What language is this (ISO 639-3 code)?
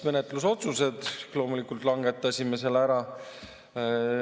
est